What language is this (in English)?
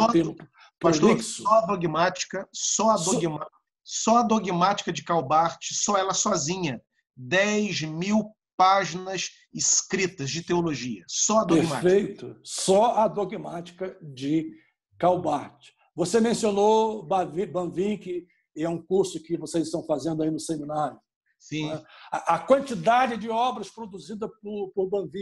Portuguese